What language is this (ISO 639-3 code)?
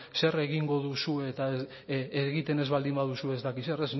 eus